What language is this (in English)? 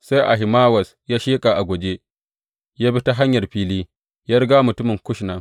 Hausa